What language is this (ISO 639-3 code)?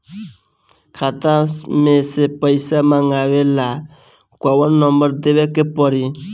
bho